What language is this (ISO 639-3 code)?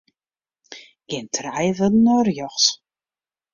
fry